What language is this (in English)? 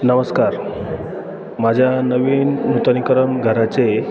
Marathi